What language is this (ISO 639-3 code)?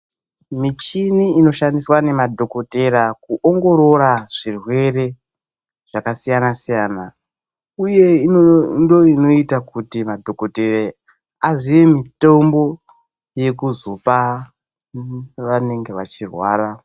ndc